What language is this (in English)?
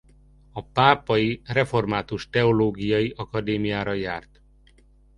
Hungarian